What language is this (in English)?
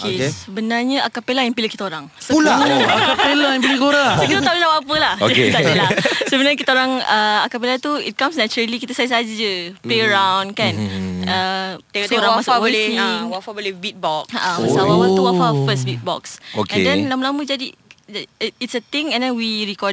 Malay